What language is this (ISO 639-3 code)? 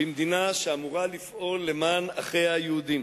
heb